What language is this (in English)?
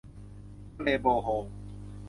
Thai